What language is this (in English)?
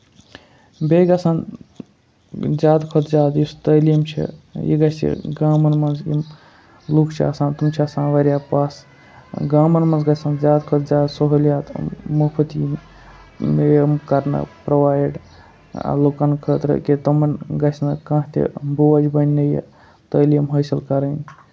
Kashmiri